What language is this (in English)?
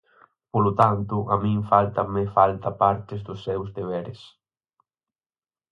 Galician